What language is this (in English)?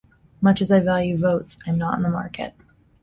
English